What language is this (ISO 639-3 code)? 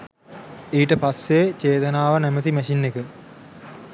sin